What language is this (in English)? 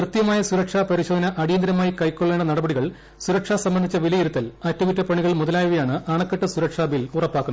Malayalam